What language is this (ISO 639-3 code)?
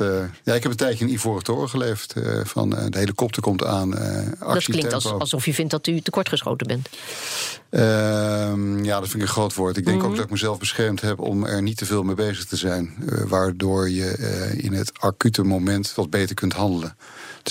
nld